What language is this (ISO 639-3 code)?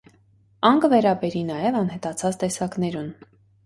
hye